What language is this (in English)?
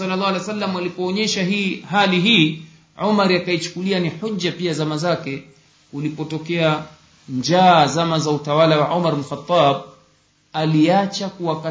Swahili